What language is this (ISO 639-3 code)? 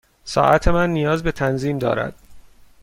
fas